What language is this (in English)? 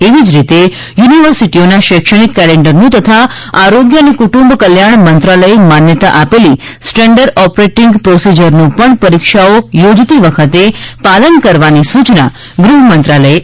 Gujarati